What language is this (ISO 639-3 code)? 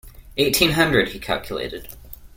eng